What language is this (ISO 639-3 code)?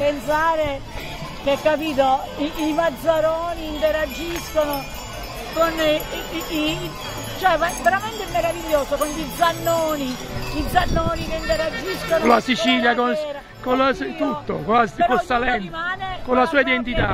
ita